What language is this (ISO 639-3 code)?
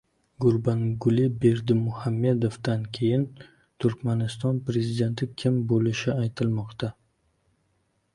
uzb